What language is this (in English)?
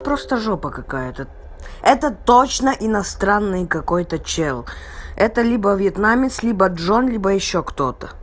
Russian